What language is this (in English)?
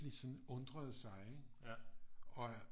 Danish